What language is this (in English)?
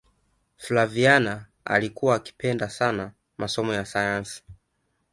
Swahili